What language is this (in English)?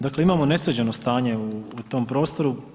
Croatian